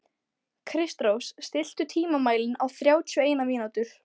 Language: Icelandic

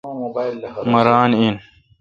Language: Kalkoti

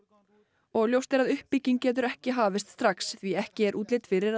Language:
Icelandic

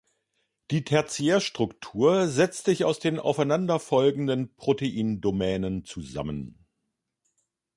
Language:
German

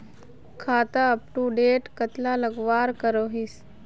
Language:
Magahi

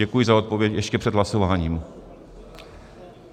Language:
Czech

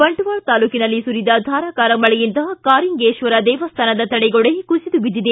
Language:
Kannada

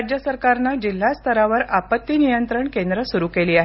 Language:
Marathi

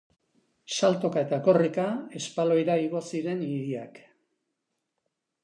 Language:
Basque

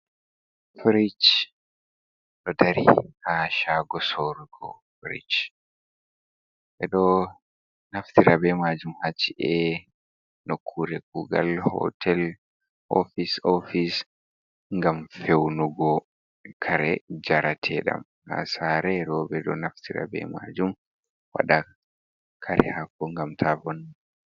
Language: Fula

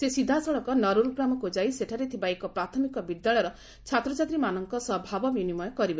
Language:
Odia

